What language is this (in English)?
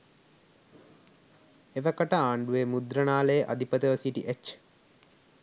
Sinhala